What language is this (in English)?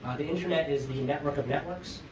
English